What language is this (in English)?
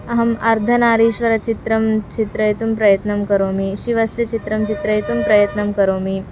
Sanskrit